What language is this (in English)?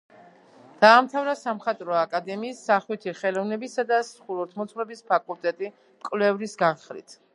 Georgian